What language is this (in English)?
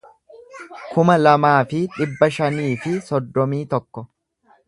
Oromo